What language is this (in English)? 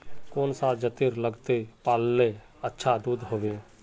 Magahi